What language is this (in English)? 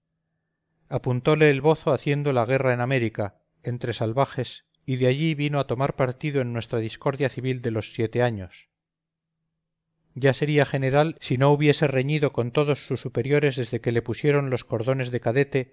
Spanish